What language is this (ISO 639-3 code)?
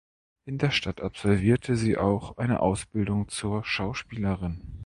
deu